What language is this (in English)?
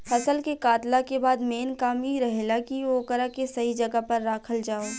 Bhojpuri